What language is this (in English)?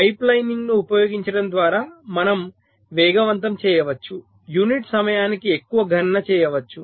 Telugu